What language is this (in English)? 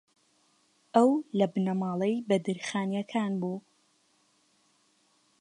Central Kurdish